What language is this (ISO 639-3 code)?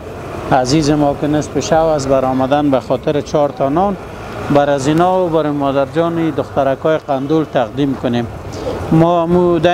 fas